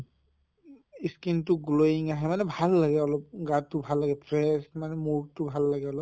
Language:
Assamese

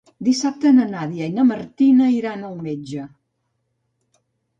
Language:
Catalan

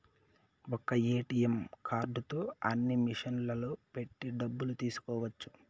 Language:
Telugu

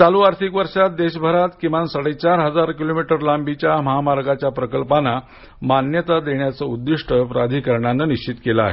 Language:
Marathi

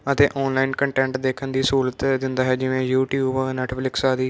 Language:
Punjabi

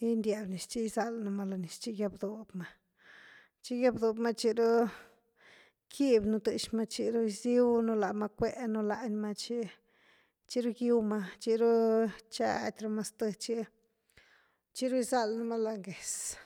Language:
Güilá Zapotec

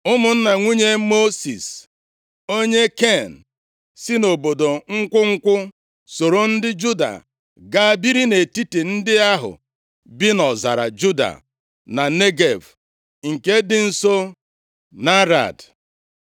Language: Igbo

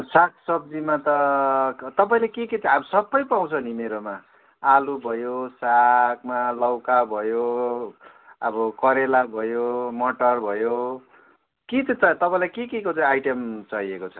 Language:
Nepali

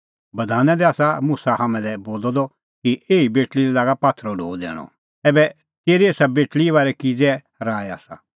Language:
Kullu Pahari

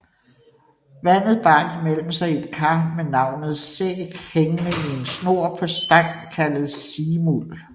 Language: Danish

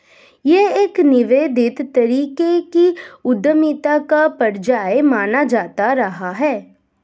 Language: Hindi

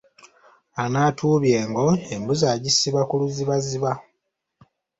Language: Ganda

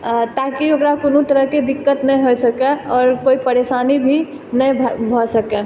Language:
Maithili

